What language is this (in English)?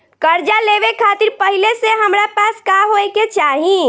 Bhojpuri